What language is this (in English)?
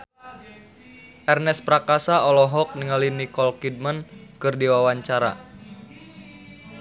Sundanese